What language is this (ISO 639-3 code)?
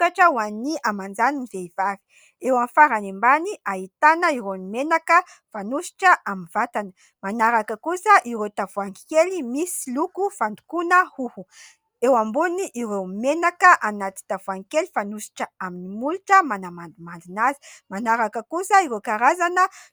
mlg